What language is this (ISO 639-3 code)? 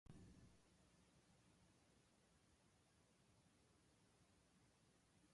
jpn